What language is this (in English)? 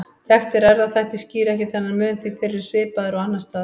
Icelandic